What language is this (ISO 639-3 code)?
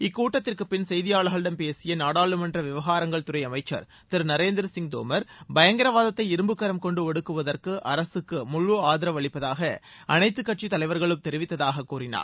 tam